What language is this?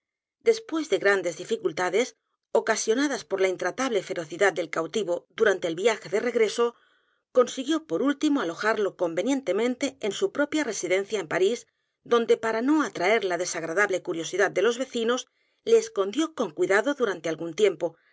Spanish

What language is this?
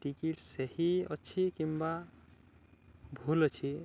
Odia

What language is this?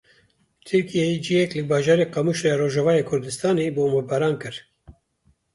Kurdish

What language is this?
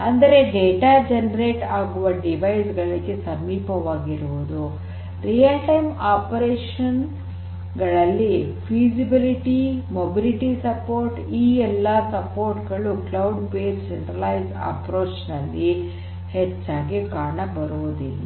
Kannada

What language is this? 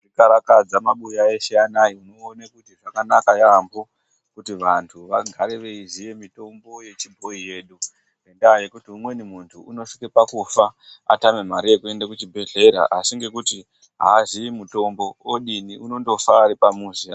Ndau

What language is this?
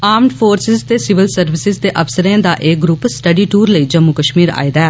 Dogri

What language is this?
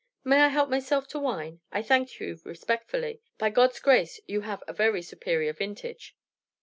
English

